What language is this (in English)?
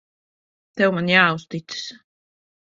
Latvian